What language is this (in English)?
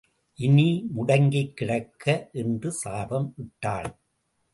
Tamil